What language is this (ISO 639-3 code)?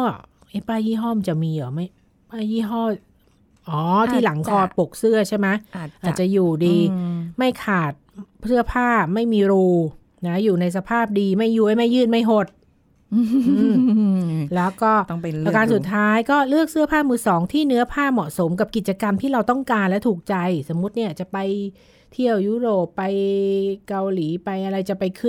tha